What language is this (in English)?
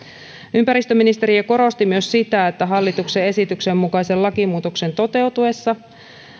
Finnish